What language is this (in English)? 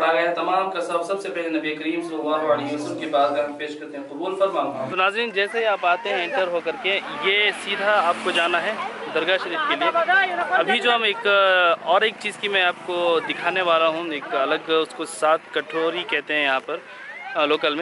Hindi